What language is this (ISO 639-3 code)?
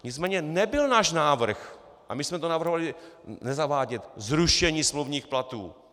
ces